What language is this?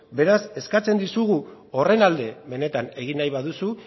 Basque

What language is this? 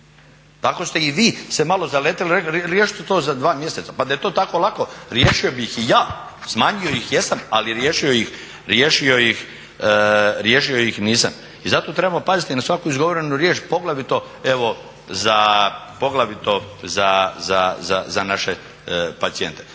Croatian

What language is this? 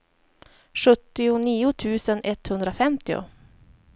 Swedish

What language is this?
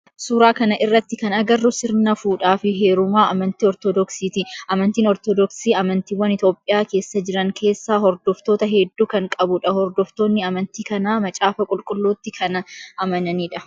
Oromo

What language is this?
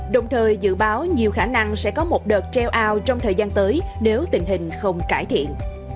Vietnamese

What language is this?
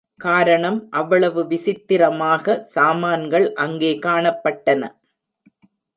Tamil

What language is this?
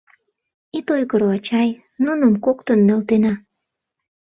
Mari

